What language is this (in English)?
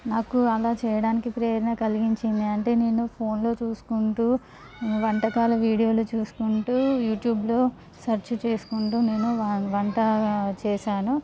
Telugu